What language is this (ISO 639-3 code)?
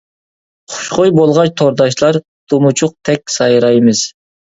uig